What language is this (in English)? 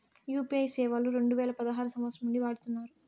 Telugu